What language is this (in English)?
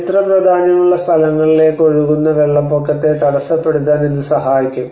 Malayalam